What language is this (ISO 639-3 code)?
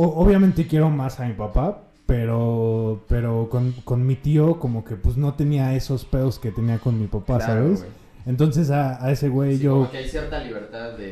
spa